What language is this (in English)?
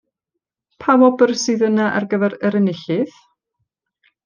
Welsh